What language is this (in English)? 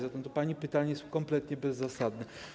Polish